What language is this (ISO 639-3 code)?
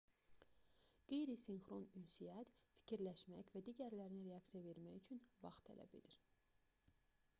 aze